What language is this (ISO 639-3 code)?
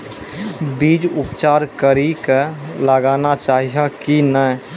mai